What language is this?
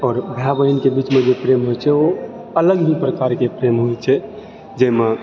Maithili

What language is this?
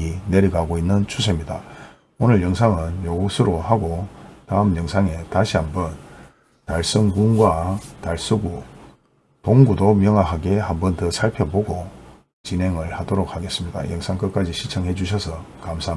Korean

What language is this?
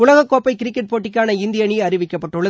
Tamil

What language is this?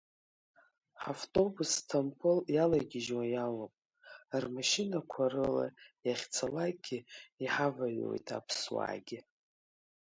Abkhazian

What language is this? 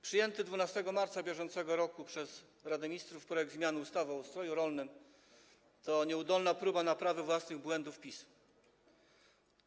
Polish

